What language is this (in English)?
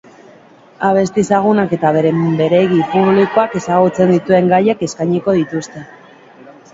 Basque